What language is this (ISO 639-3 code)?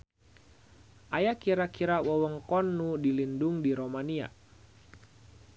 sun